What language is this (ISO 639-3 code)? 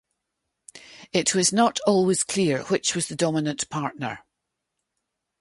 eng